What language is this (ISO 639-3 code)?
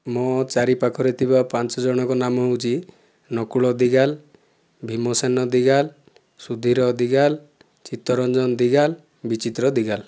ori